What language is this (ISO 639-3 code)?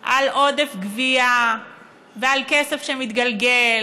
heb